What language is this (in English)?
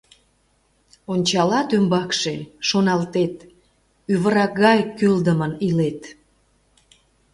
Mari